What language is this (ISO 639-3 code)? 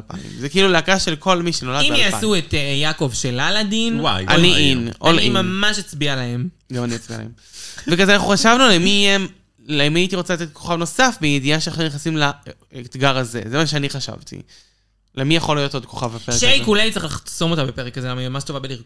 heb